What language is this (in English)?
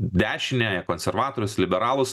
Lithuanian